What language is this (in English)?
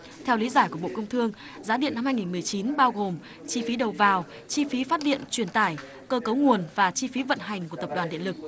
Vietnamese